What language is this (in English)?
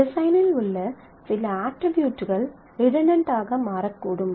Tamil